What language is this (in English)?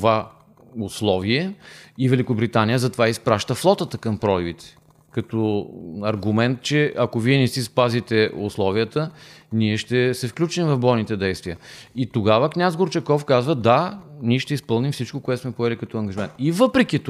Bulgarian